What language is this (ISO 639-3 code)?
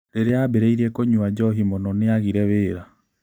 kik